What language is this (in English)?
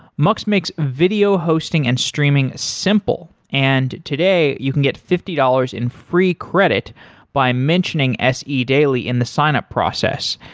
English